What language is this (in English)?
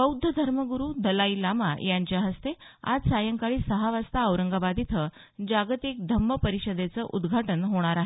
Marathi